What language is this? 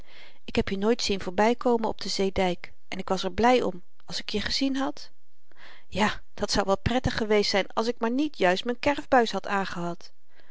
Dutch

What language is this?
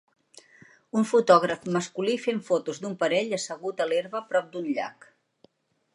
Catalan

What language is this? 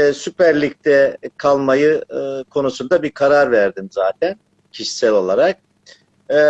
Turkish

